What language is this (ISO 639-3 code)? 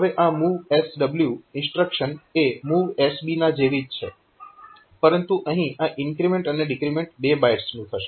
guj